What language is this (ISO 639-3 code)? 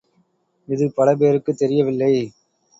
tam